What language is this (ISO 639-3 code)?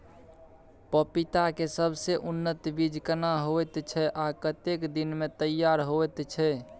mai